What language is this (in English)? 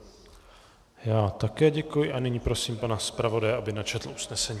Czech